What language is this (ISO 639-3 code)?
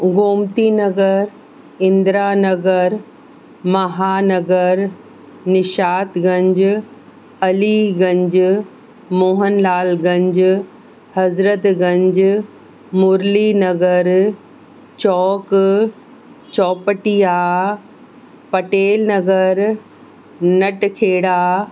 snd